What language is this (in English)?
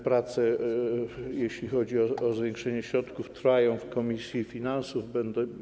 Polish